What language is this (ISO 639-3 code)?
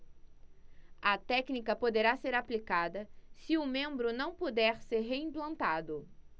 por